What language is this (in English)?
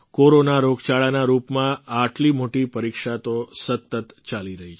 Gujarati